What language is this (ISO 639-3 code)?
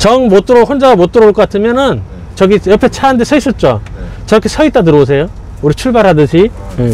kor